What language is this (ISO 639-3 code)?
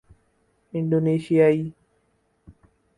urd